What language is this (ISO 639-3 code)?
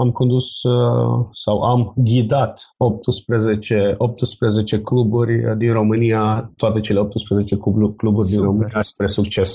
ron